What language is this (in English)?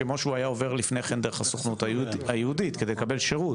Hebrew